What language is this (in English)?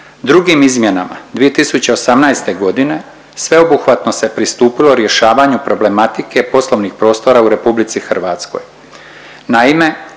Croatian